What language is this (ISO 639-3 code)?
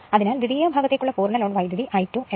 mal